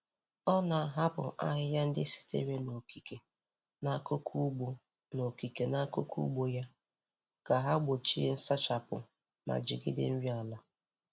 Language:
Igbo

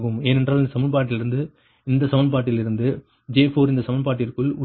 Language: Tamil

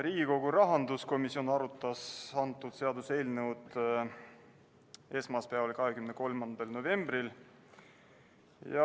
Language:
Estonian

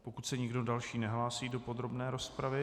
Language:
Czech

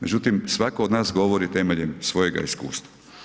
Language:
Croatian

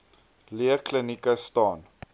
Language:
Afrikaans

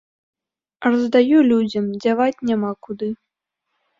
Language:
Belarusian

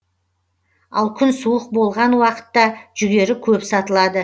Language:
Kazakh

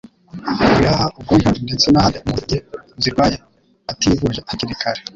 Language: Kinyarwanda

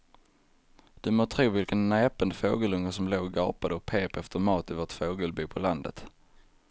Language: Swedish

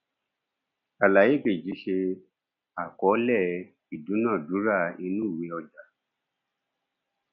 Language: Yoruba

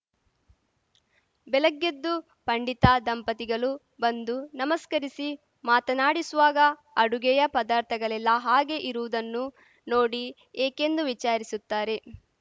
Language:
Kannada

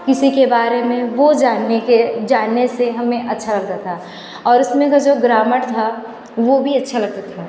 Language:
Hindi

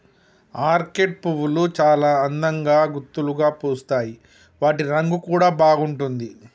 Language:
Telugu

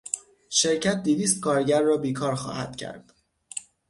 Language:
Persian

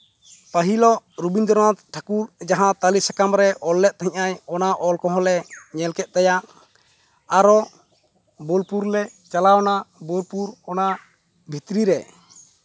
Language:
Santali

